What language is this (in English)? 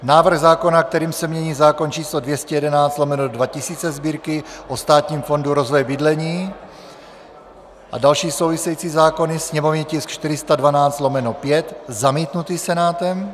Czech